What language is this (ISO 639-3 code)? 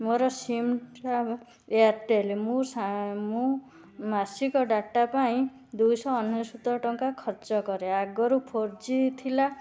ori